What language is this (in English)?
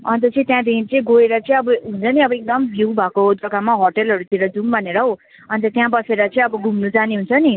Nepali